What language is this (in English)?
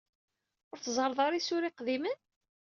Kabyle